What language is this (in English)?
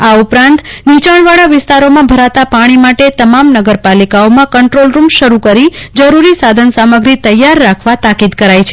Gujarati